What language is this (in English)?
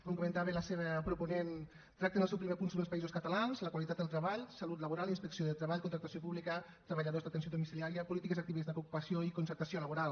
Catalan